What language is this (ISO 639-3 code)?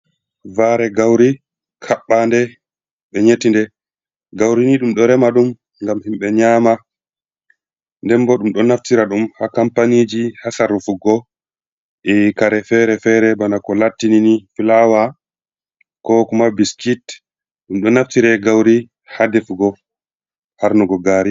ful